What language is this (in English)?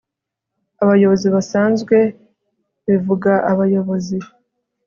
Kinyarwanda